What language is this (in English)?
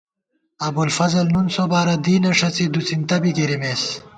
Gawar-Bati